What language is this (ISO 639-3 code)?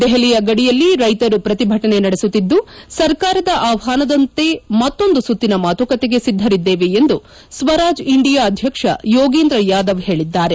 kan